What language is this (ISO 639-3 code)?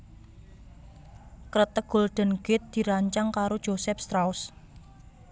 jav